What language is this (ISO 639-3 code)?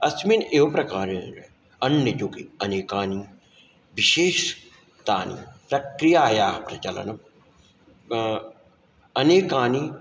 san